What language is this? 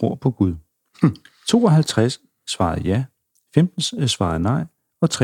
Danish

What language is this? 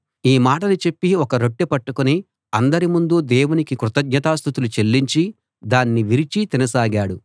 Telugu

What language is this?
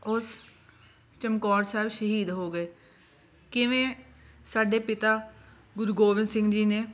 Punjabi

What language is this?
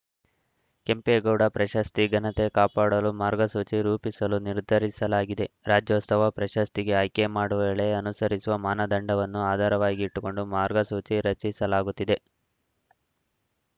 Kannada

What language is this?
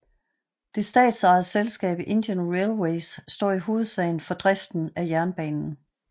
Danish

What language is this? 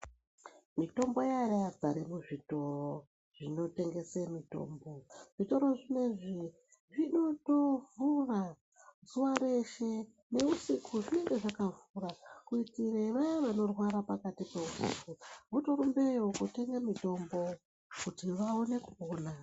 Ndau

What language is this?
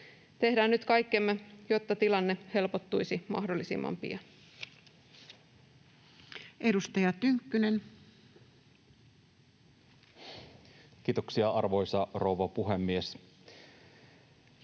Finnish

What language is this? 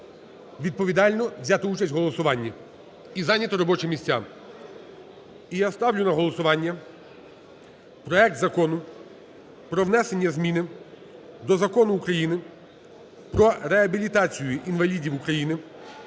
Ukrainian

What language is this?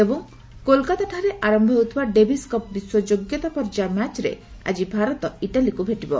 Odia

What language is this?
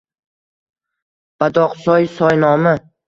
Uzbek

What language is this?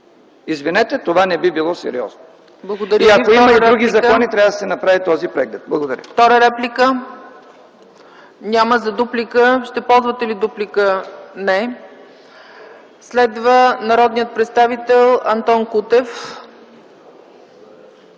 Bulgarian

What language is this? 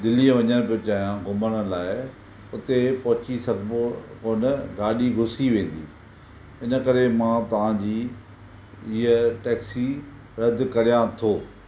Sindhi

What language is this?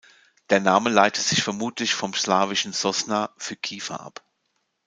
German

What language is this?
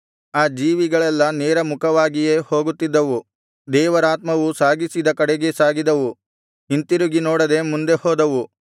Kannada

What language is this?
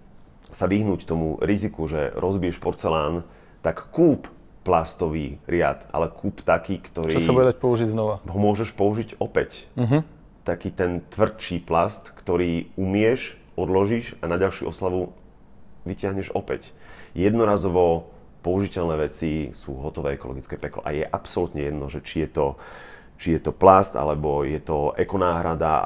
Slovak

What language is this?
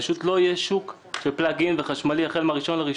Hebrew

